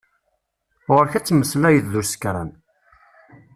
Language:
Kabyle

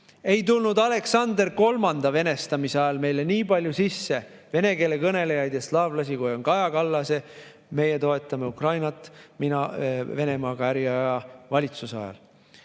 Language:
Estonian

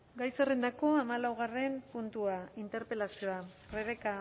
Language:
Basque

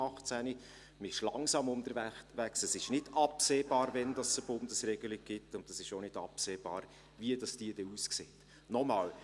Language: Swiss German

